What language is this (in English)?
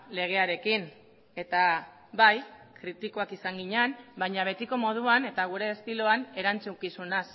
Basque